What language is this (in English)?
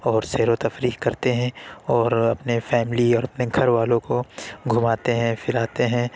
Urdu